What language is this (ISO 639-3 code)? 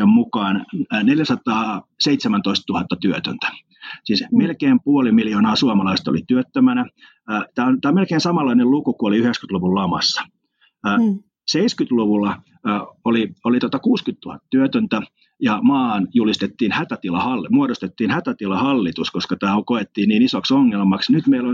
fin